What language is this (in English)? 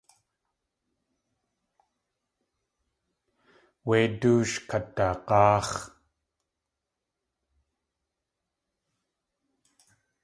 Tlingit